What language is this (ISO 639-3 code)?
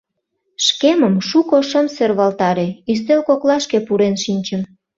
chm